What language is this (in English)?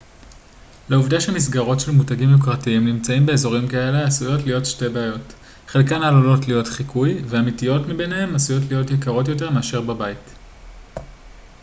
Hebrew